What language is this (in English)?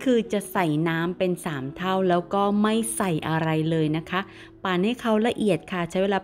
Thai